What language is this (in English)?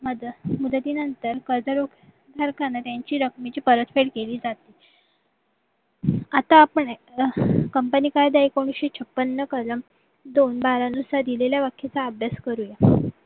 Marathi